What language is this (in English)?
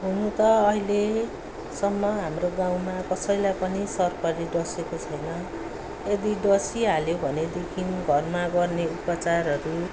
Nepali